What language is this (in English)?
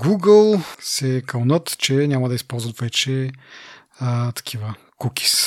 Bulgarian